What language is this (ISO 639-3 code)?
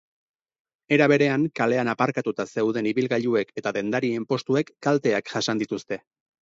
eus